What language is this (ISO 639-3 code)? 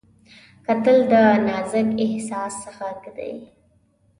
pus